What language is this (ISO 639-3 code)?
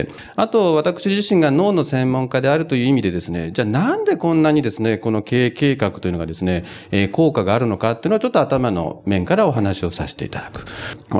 jpn